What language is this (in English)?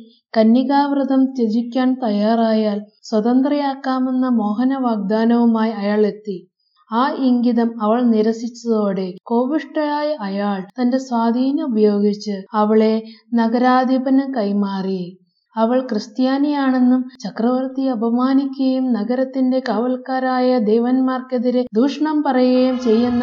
Malayalam